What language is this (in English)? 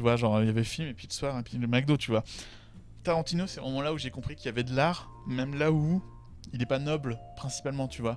French